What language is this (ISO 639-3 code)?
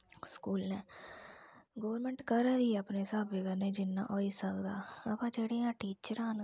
doi